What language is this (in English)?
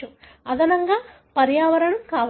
Telugu